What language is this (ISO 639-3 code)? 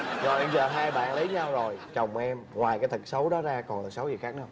vie